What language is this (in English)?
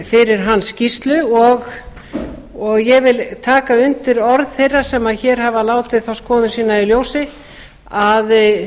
Icelandic